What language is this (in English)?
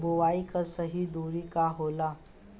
Bhojpuri